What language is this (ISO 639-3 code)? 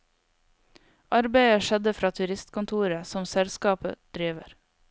nor